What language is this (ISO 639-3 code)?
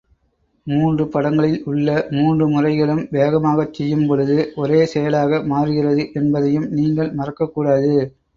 tam